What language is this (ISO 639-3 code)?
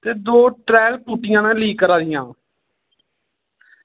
doi